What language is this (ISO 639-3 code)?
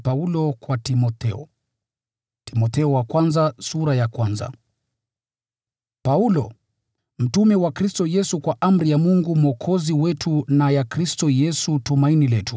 swa